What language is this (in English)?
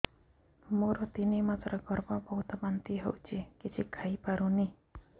Odia